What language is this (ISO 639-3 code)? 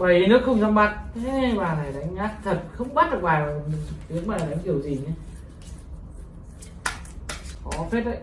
vie